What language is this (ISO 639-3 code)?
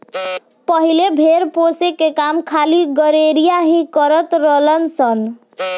bho